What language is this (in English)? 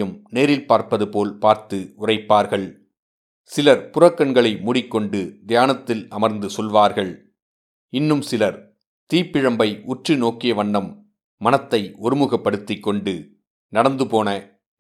Tamil